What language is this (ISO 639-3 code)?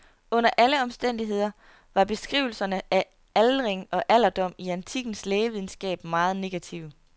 dan